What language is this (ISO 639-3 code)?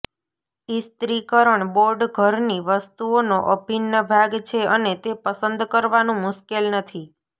guj